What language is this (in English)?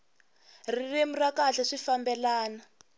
Tsonga